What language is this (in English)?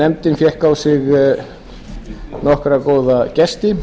Icelandic